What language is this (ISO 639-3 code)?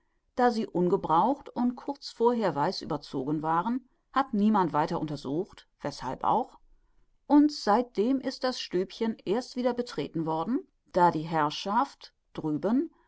deu